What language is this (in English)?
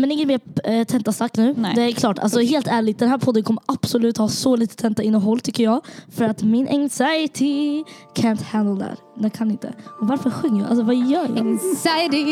Swedish